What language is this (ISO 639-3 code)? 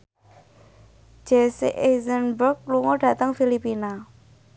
jav